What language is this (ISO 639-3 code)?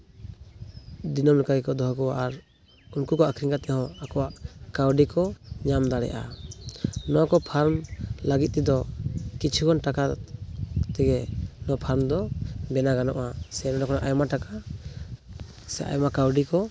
sat